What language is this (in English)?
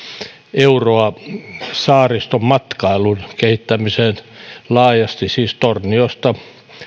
Finnish